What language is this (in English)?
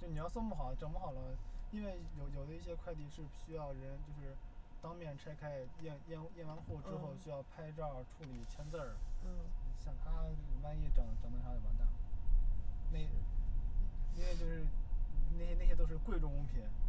Chinese